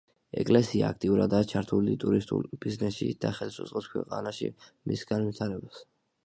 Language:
Georgian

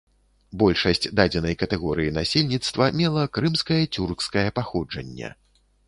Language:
Belarusian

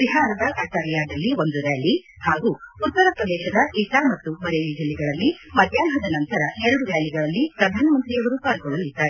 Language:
Kannada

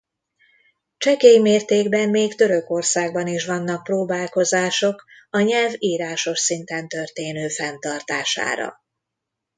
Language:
Hungarian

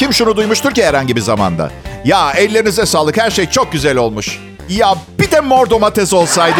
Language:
Turkish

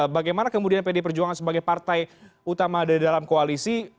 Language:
Indonesian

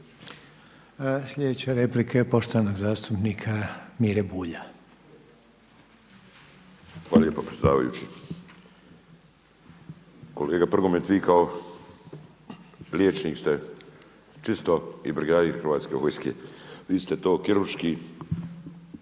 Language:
Croatian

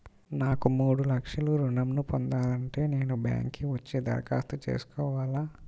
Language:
Telugu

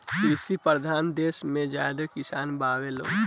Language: Bhojpuri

